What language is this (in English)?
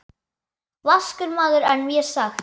Icelandic